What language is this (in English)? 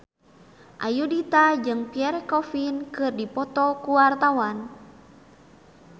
Sundanese